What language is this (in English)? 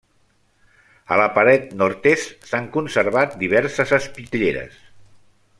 Catalan